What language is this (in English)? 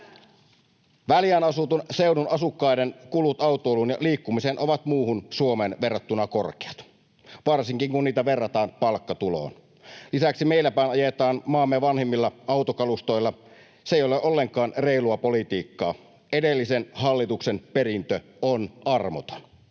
Finnish